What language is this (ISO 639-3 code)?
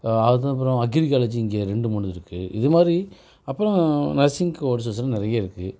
tam